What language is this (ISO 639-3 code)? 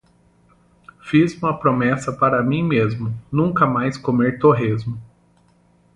por